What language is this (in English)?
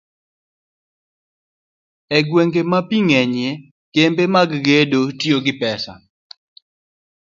Luo (Kenya and Tanzania)